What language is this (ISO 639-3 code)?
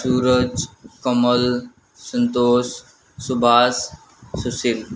nep